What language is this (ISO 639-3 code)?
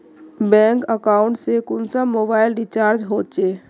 mag